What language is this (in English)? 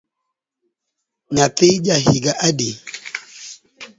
Luo (Kenya and Tanzania)